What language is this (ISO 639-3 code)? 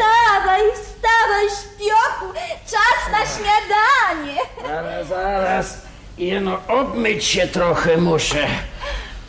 pol